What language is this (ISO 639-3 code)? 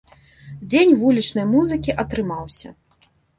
bel